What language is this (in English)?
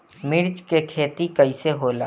Bhojpuri